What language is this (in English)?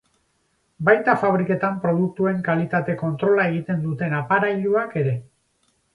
Basque